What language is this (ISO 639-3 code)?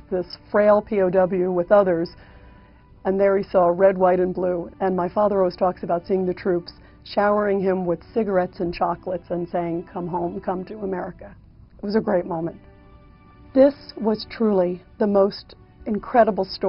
eng